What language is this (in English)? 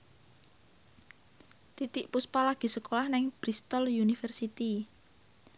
Javanese